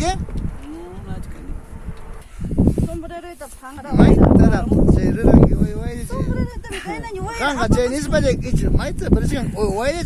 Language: Spanish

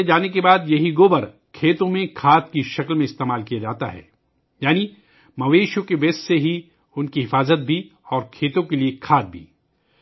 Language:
Urdu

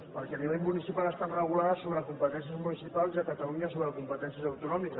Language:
Catalan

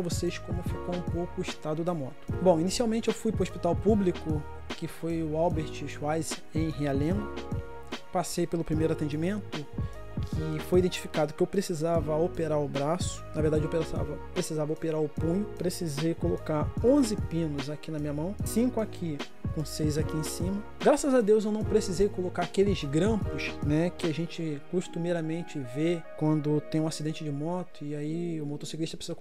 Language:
Portuguese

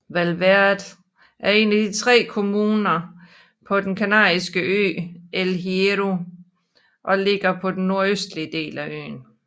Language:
Danish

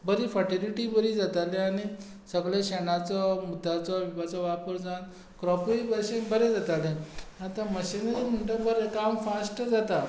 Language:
Konkani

